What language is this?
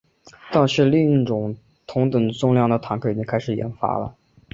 Chinese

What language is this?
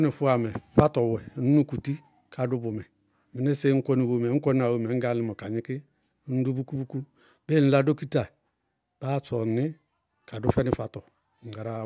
Bago-Kusuntu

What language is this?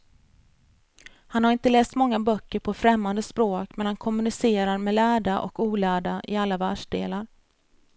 Swedish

